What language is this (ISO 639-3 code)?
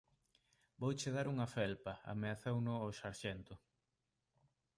glg